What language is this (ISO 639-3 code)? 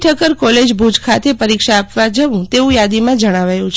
guj